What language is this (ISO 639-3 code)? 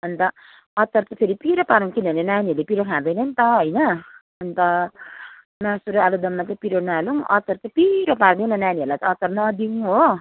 nep